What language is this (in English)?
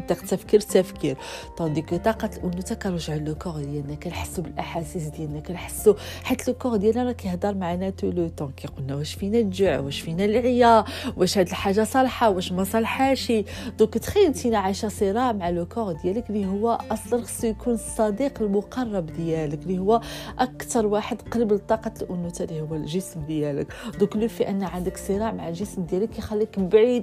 Arabic